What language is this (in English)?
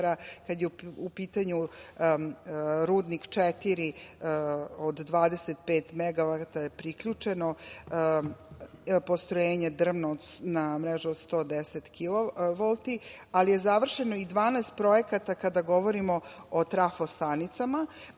Serbian